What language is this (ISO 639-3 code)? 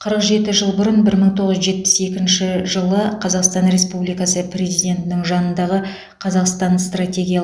kaz